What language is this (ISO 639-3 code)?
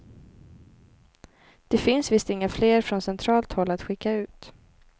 swe